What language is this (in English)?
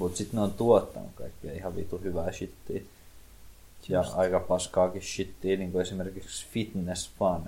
Finnish